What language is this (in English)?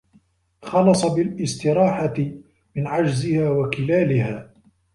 Arabic